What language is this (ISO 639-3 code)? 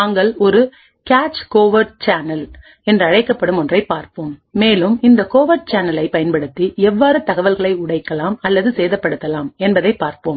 tam